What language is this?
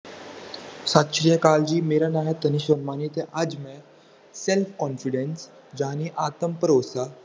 Punjabi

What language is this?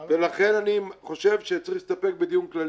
Hebrew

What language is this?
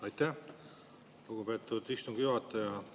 Estonian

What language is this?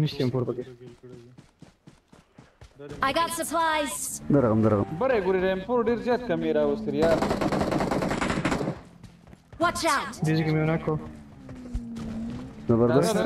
Arabic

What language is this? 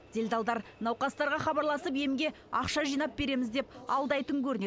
Kazakh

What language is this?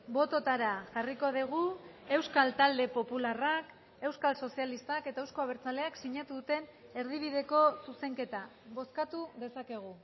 Basque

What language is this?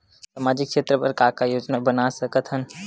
Chhattisgarhi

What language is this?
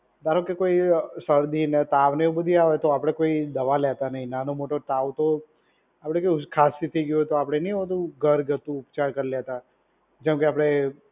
Gujarati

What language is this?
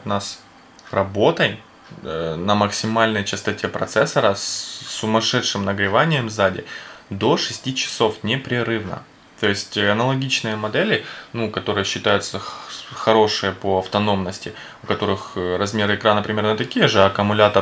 Russian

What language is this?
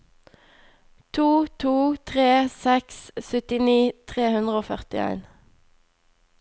Norwegian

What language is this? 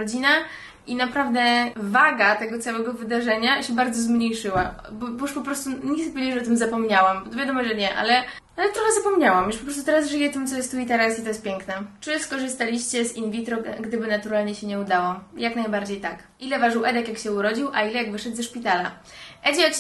Polish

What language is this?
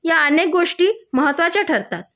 Marathi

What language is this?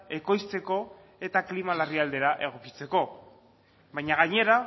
Basque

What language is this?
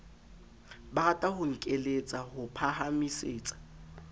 Southern Sotho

